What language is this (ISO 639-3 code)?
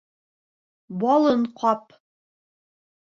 bak